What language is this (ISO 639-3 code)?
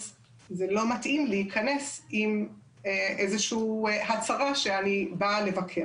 heb